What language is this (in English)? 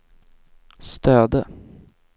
Swedish